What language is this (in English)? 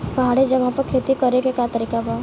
Bhojpuri